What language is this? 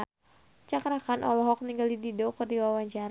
Sundanese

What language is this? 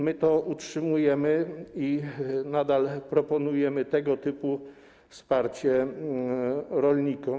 Polish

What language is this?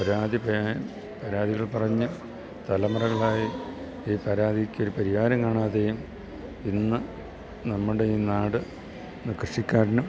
Malayalam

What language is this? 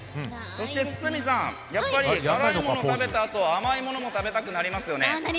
Japanese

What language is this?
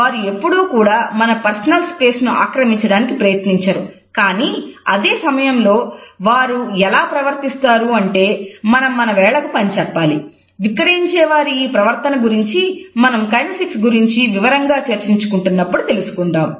Telugu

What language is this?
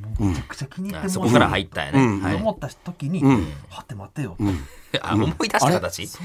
Japanese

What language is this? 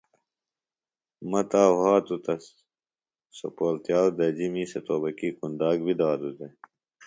Phalura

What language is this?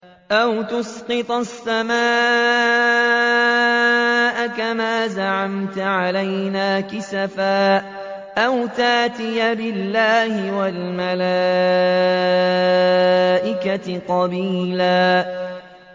Arabic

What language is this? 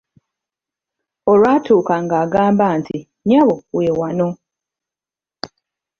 Ganda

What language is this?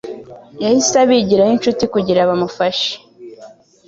Kinyarwanda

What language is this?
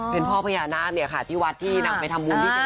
Thai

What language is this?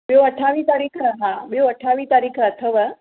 Sindhi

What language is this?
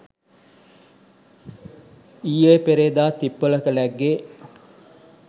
Sinhala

